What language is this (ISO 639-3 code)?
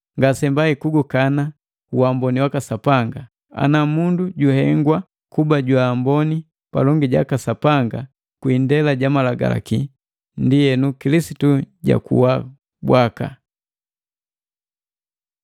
mgv